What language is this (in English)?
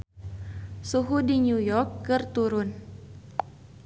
Sundanese